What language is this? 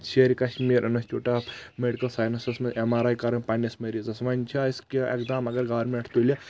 Kashmiri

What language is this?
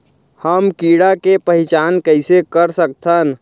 Chhattisgarhi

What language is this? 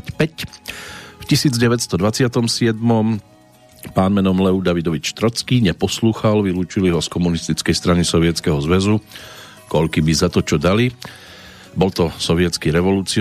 Slovak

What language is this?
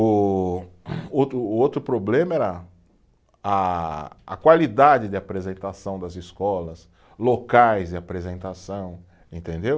Portuguese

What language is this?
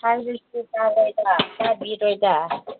Manipuri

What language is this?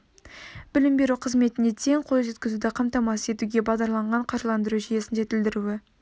Kazakh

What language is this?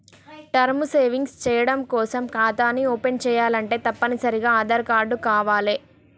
Telugu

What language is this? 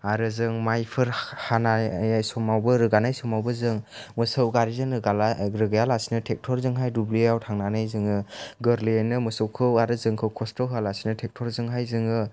Bodo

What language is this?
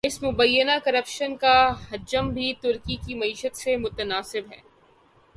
Urdu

